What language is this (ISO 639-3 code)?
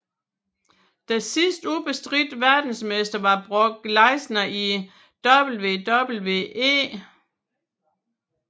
dan